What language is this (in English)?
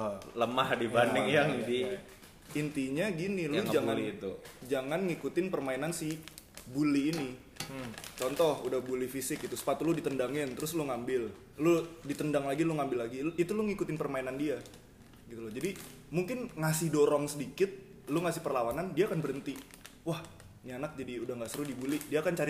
Indonesian